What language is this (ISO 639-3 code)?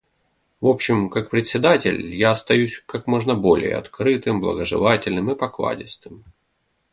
rus